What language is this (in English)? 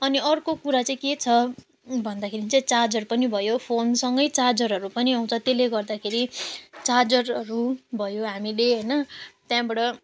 Nepali